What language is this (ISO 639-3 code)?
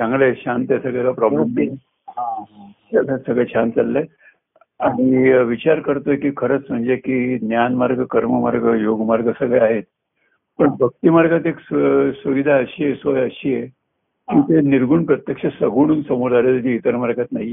mar